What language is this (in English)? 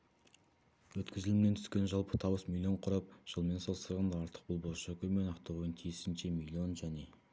Kazakh